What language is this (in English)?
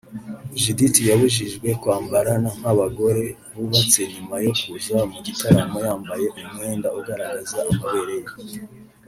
Kinyarwanda